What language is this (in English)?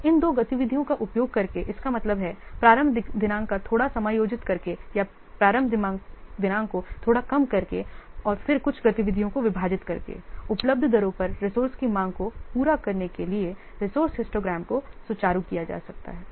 Hindi